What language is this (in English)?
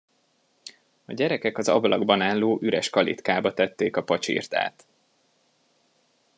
Hungarian